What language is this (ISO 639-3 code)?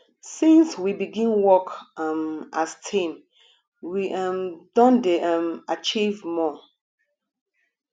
pcm